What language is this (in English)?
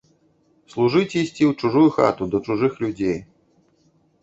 Belarusian